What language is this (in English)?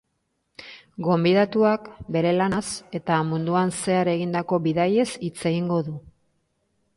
Basque